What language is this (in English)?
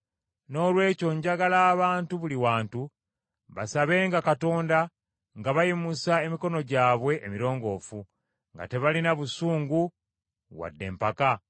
Ganda